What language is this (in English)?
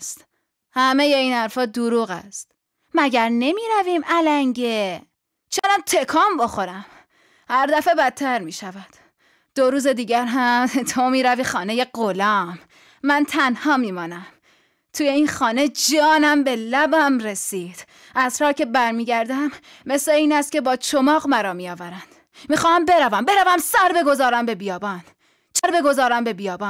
Persian